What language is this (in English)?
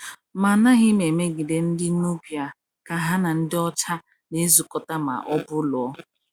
Igbo